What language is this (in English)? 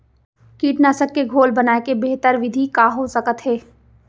Chhattisgarhi